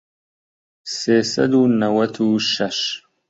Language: Central Kurdish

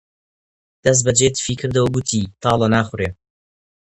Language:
Central Kurdish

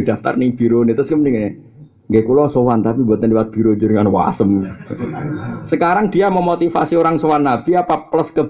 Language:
Indonesian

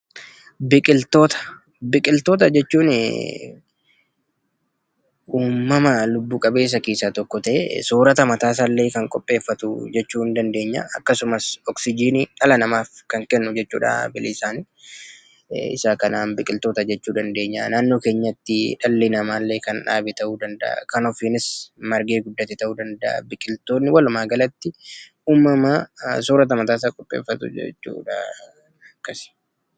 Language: Oromo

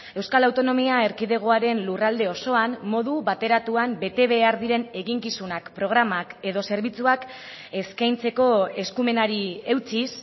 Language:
Basque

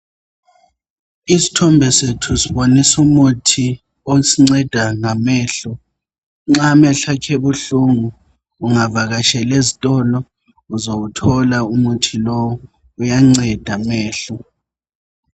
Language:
North Ndebele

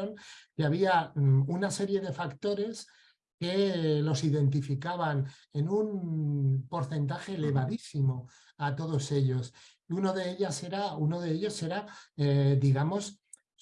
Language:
Spanish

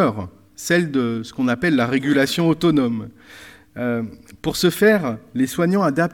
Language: French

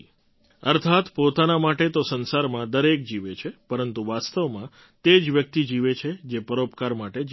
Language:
Gujarati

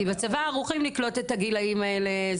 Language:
Hebrew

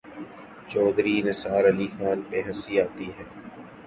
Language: Urdu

